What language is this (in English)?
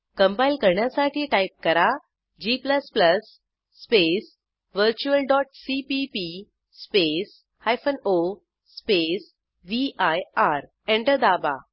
Marathi